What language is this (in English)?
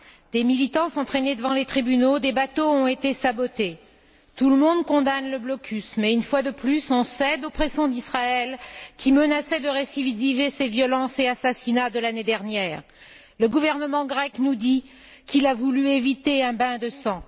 French